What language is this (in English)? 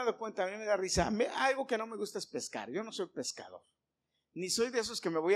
Spanish